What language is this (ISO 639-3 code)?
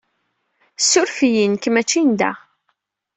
kab